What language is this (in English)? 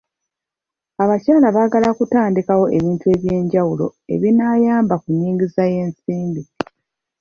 Ganda